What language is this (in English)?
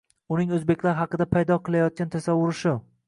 Uzbek